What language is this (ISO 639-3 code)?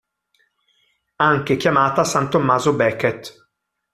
ita